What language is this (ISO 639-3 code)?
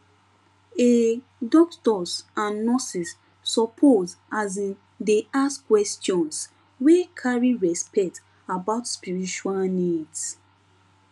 pcm